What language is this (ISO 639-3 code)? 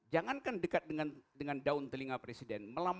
ind